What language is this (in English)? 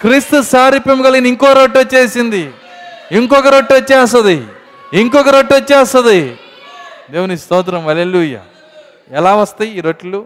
Telugu